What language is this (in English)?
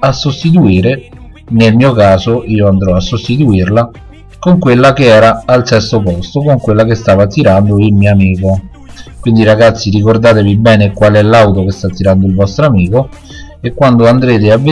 Italian